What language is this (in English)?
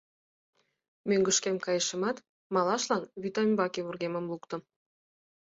Mari